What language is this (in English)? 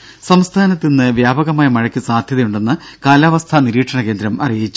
Malayalam